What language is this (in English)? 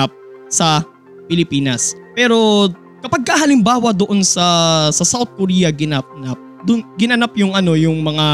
Filipino